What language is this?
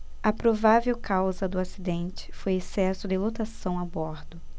Portuguese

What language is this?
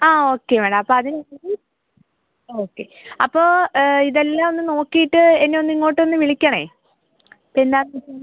Malayalam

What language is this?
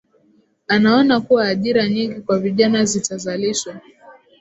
Swahili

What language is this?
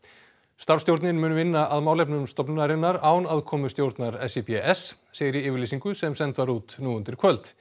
Icelandic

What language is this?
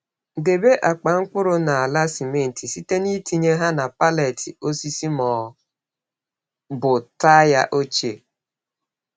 Igbo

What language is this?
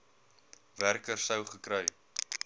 Afrikaans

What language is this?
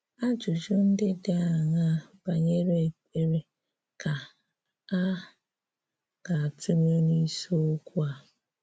Igbo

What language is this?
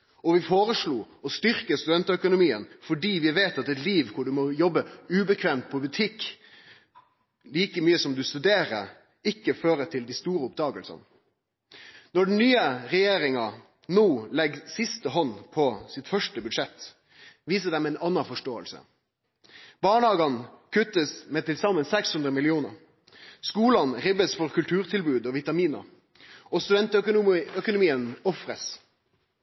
Norwegian Nynorsk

